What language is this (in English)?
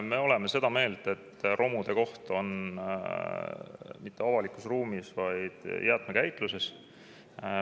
Estonian